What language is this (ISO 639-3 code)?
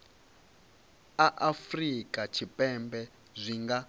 ven